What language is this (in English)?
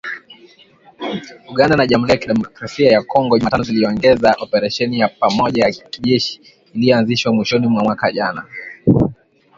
Swahili